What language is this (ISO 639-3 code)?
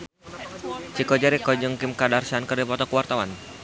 sun